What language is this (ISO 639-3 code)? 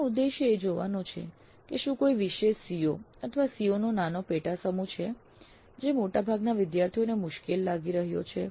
guj